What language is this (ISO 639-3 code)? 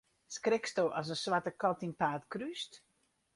fry